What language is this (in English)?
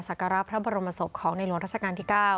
Thai